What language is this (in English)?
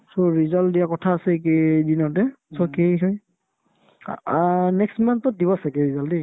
Assamese